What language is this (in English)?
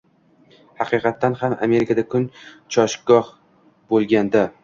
Uzbek